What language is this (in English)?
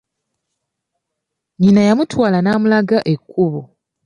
Ganda